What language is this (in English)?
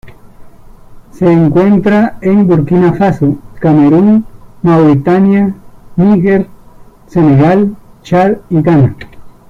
Spanish